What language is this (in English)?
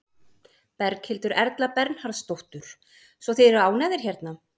Icelandic